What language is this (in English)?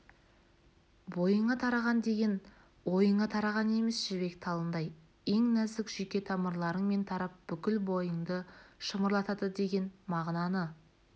Kazakh